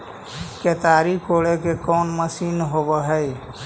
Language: Magahi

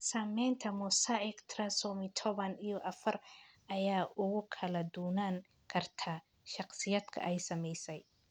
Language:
Somali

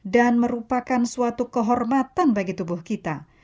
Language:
Indonesian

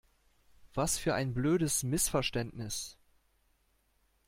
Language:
German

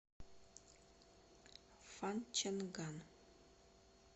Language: Russian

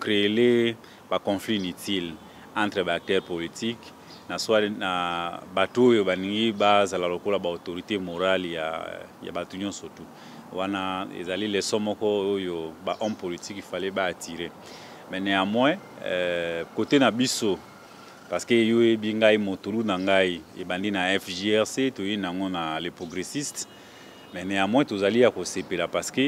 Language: French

